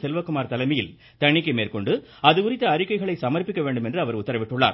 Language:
Tamil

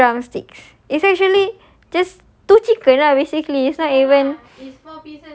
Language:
English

